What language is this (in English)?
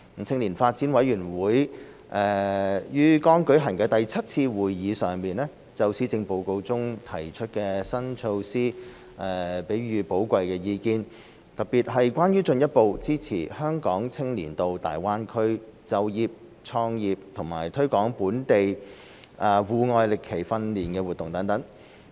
Cantonese